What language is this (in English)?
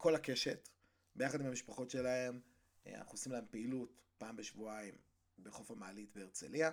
Hebrew